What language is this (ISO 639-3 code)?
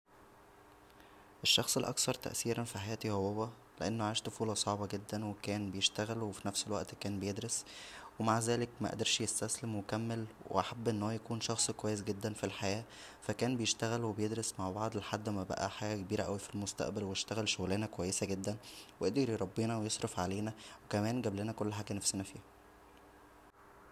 arz